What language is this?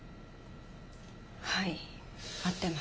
Japanese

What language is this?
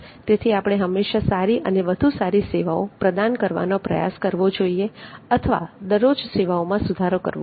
Gujarati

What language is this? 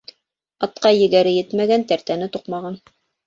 Bashkir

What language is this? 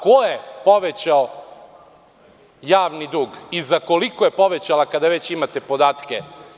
Serbian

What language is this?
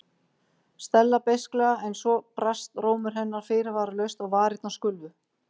Icelandic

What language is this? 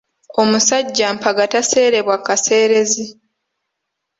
Ganda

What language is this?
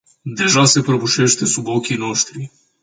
Romanian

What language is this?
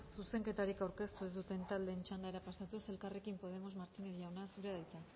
Basque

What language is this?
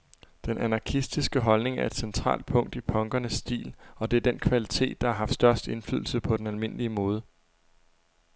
Danish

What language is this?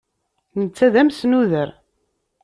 Kabyle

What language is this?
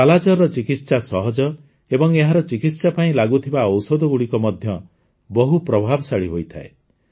Odia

